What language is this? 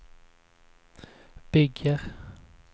Swedish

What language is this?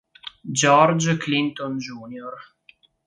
Italian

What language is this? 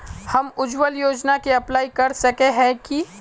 Magahi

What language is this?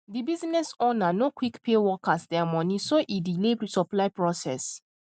Nigerian Pidgin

